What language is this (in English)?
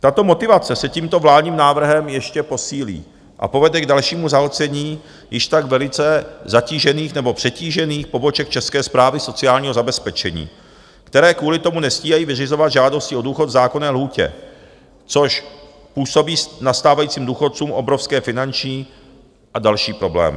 Czech